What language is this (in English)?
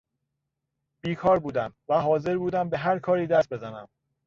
Persian